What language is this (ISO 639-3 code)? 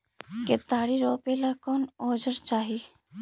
mag